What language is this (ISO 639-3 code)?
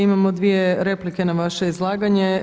hrv